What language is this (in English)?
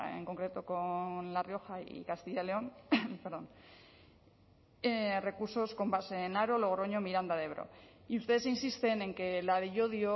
Spanish